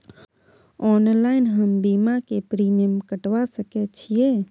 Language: Maithili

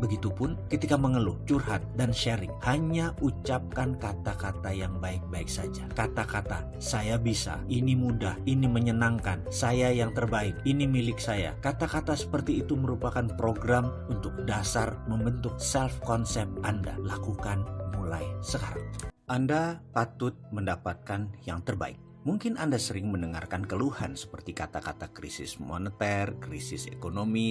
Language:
Indonesian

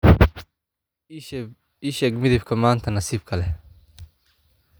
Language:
Somali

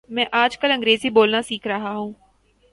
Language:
Urdu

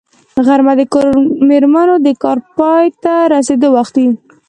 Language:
Pashto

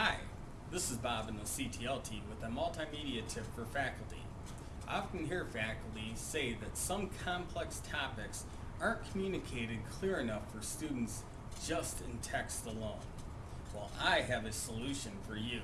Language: English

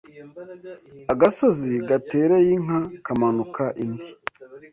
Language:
Kinyarwanda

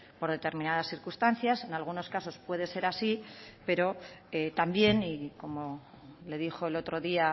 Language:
Spanish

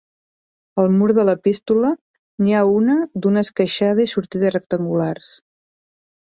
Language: Catalan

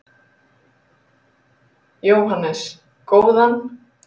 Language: Icelandic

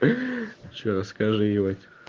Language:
Russian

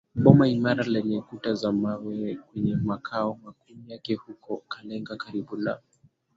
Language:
Swahili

